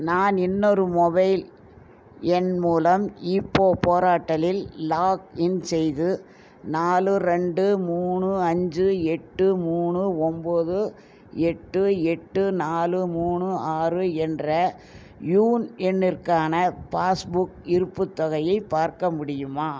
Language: Tamil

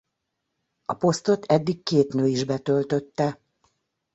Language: Hungarian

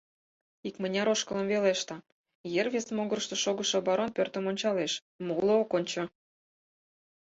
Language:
Mari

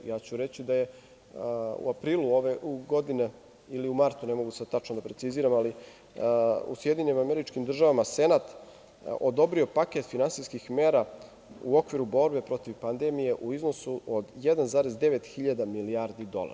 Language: Serbian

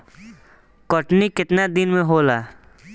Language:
Bhojpuri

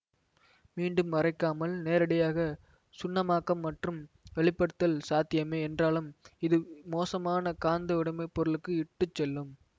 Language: Tamil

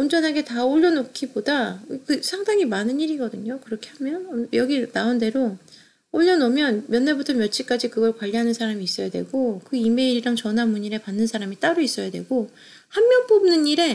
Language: Korean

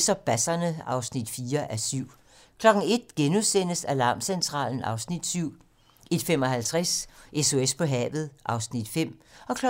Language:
Danish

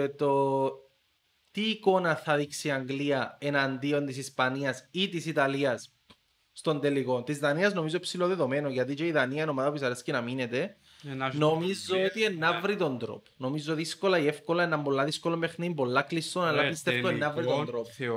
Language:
Greek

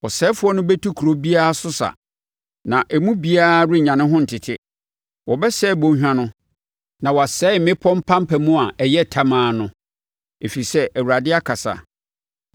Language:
Akan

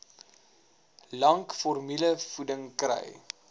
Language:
Afrikaans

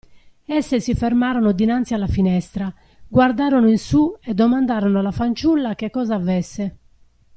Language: Italian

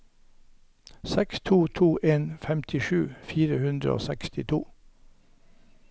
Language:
Norwegian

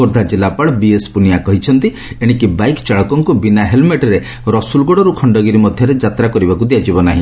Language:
Odia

